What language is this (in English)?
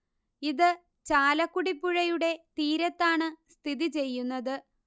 Malayalam